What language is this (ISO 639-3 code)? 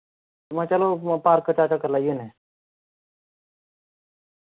doi